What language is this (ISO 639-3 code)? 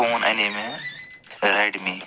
kas